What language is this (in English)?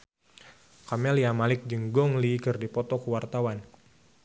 Sundanese